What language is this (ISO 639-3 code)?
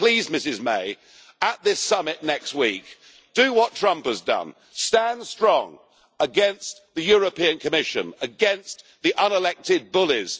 eng